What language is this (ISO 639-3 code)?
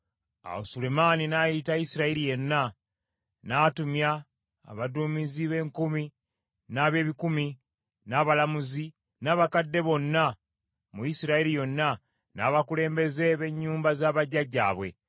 lug